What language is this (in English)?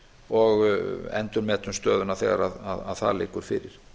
Icelandic